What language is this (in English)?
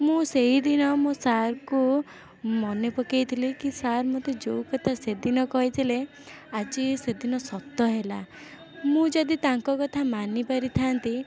Odia